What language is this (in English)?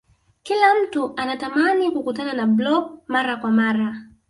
Swahili